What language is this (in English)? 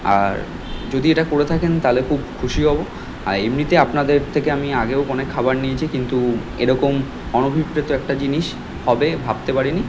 Bangla